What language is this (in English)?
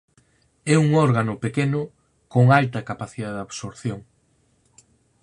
Galician